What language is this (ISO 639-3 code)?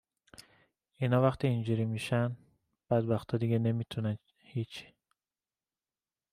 fas